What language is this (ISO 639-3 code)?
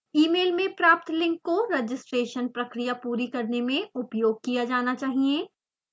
hin